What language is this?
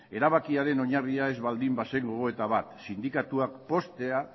Basque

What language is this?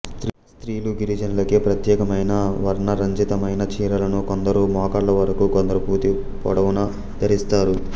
Telugu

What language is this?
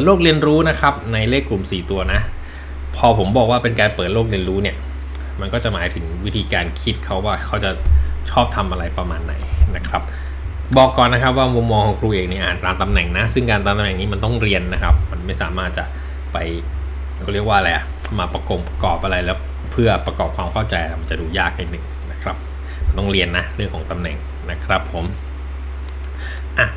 Thai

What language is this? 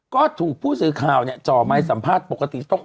Thai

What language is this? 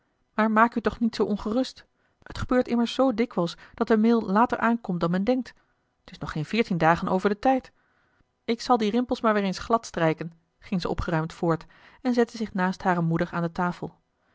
Dutch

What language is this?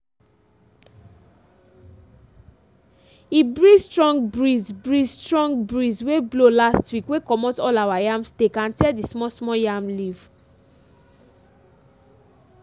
Nigerian Pidgin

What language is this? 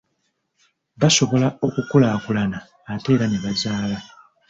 Ganda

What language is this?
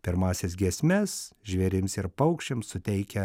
Lithuanian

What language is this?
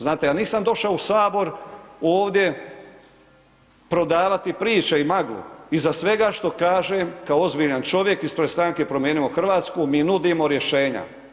Croatian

